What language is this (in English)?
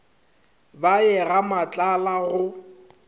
Northern Sotho